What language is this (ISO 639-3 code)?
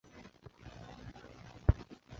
zho